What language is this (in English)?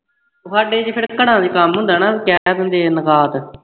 Punjabi